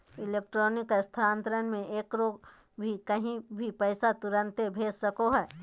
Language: Magahi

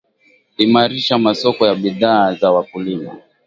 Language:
Swahili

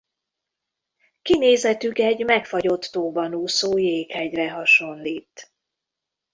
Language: Hungarian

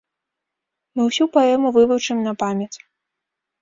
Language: Belarusian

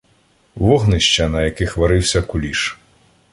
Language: Ukrainian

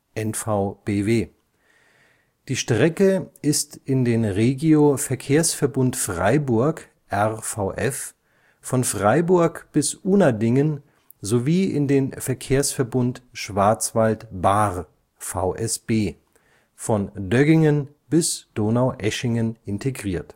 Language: German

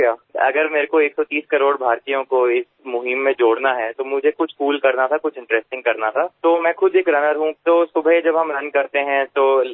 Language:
Gujarati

